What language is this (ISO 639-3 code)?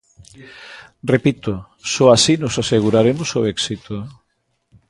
glg